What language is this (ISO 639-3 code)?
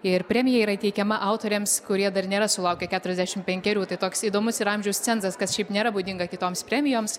lit